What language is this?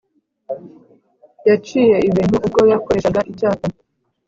Kinyarwanda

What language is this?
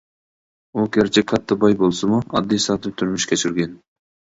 Uyghur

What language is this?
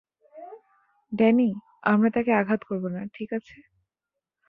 Bangla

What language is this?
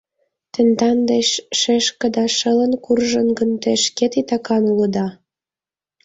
Mari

